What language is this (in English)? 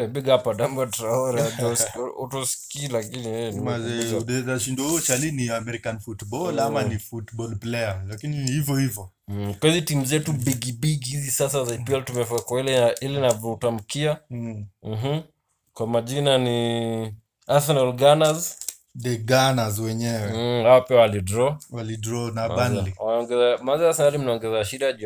Swahili